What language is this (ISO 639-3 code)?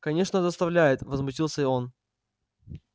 rus